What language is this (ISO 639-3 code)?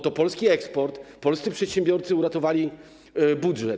pol